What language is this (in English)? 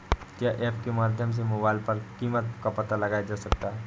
Hindi